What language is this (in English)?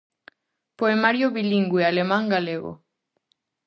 Galician